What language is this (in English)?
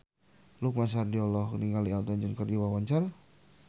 Sundanese